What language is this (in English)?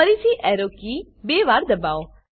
Gujarati